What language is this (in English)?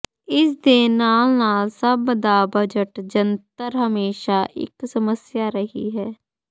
Punjabi